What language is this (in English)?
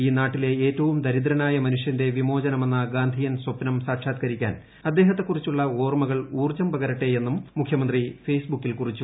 Malayalam